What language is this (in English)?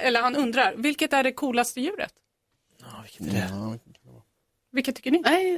Swedish